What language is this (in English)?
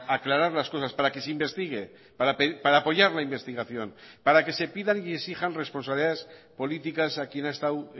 Spanish